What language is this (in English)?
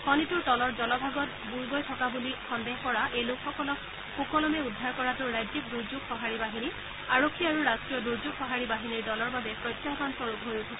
Assamese